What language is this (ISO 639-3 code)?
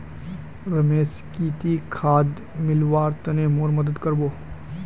mag